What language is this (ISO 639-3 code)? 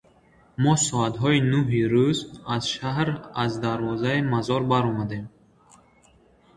tgk